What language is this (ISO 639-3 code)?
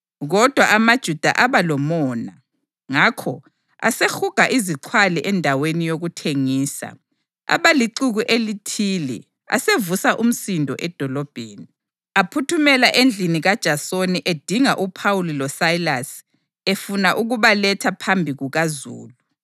nde